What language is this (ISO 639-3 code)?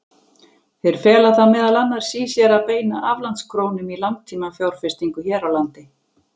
isl